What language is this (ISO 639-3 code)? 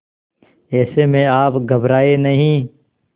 hin